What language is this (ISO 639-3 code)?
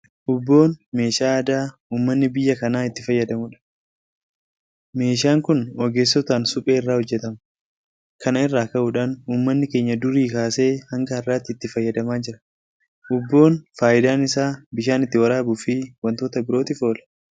orm